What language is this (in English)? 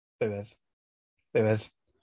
English